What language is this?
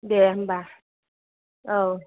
Bodo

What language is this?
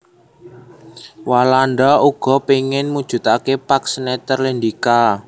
Javanese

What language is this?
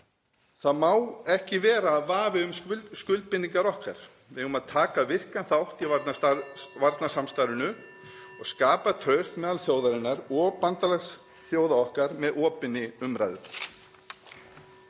Icelandic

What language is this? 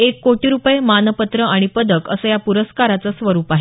Marathi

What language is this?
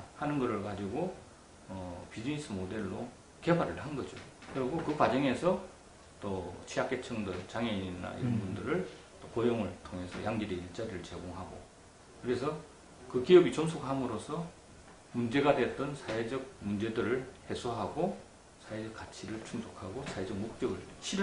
Korean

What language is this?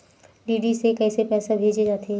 Chhattisgarhi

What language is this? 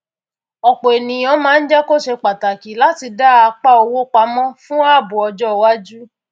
Yoruba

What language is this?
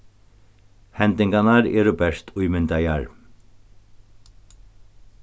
Faroese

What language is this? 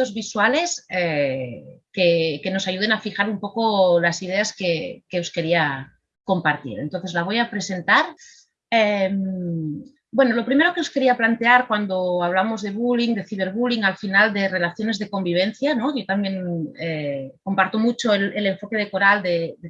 Spanish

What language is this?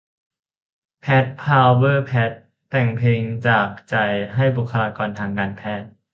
Thai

